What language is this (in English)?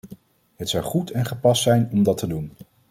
Dutch